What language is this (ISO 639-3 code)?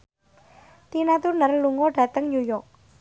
jav